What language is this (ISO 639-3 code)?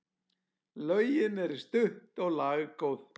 isl